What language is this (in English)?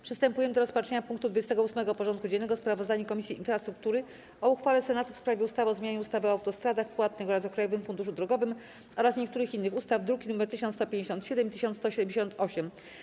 Polish